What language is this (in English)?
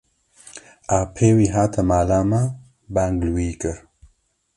Kurdish